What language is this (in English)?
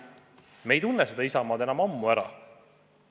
Estonian